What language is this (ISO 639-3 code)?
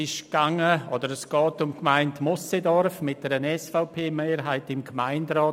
gsw